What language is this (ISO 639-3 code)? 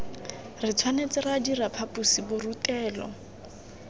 tsn